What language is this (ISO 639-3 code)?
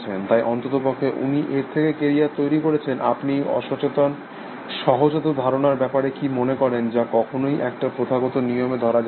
ben